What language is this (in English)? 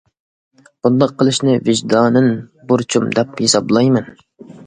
Uyghur